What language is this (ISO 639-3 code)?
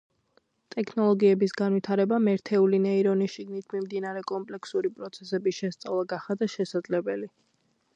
kat